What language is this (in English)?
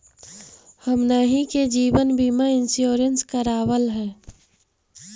Magahi